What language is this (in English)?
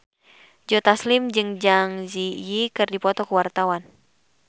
Sundanese